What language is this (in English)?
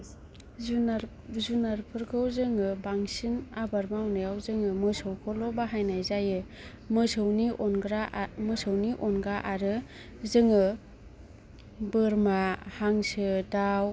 Bodo